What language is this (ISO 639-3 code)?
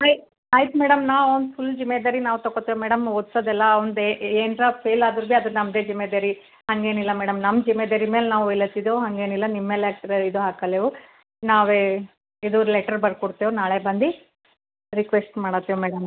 kan